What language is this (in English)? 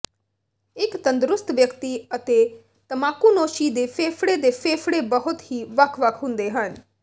Punjabi